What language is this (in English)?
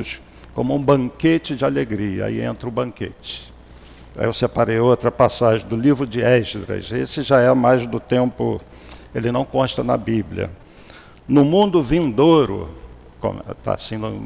Portuguese